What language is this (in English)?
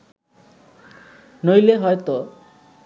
Bangla